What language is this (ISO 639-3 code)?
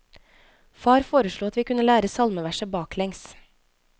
nor